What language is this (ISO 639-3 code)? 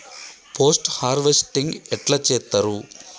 tel